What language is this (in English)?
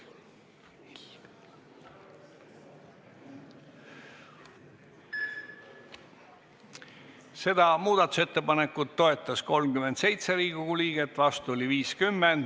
Estonian